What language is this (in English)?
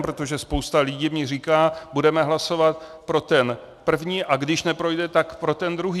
Czech